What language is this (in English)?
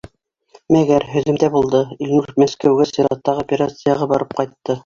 Bashkir